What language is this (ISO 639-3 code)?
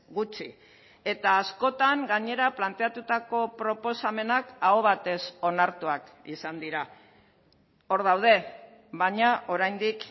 eus